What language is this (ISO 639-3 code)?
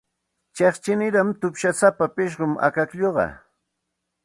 qxt